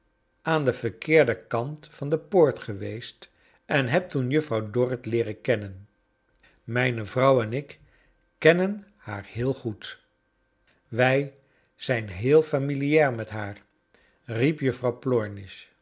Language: Dutch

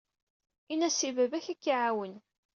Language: Kabyle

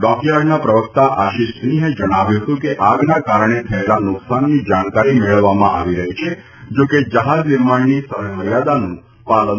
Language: Gujarati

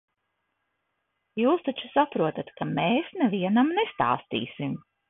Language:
Latvian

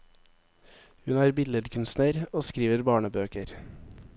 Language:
Norwegian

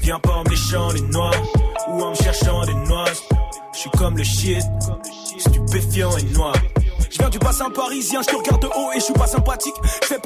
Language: French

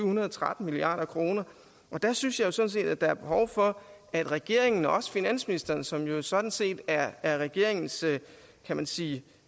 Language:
Danish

